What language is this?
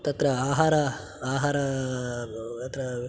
Sanskrit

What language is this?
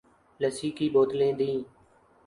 Urdu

